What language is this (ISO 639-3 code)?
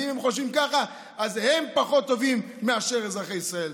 heb